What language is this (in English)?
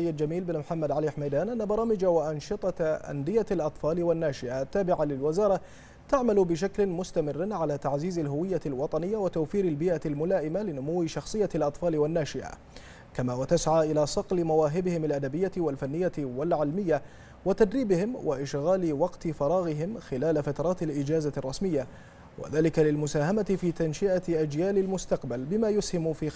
Arabic